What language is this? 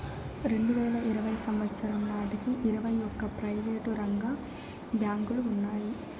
Telugu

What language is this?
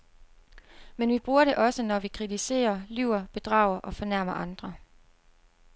Danish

